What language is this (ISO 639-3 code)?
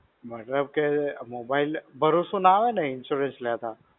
guj